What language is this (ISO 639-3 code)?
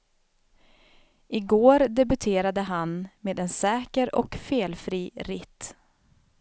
swe